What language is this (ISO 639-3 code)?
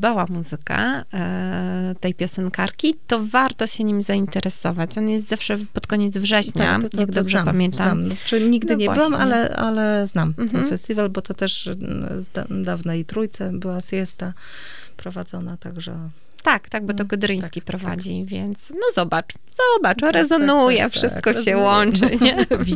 pol